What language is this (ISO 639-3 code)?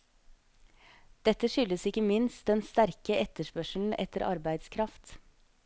nor